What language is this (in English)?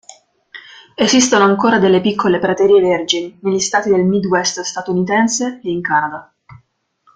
Italian